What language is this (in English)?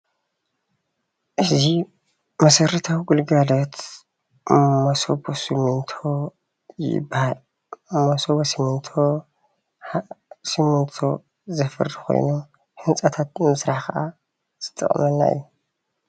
Tigrinya